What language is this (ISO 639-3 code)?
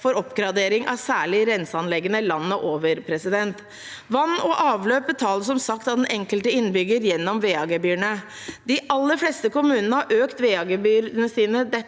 nor